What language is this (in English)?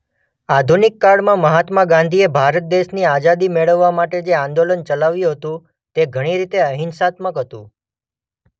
Gujarati